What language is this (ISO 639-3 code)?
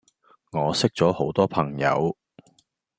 yue